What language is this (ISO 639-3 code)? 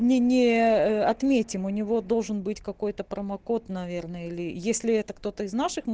rus